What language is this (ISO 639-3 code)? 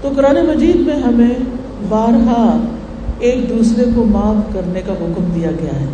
urd